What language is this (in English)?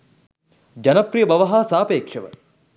Sinhala